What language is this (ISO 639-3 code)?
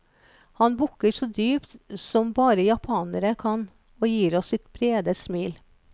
nor